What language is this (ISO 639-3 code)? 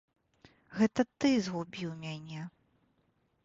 bel